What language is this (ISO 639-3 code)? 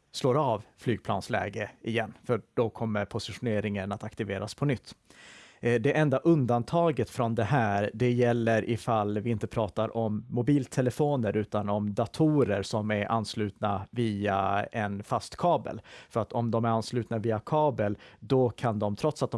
swe